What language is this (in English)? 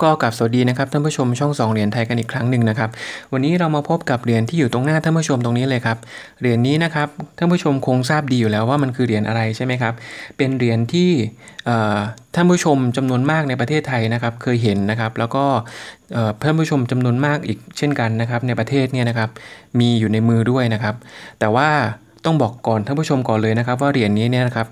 Thai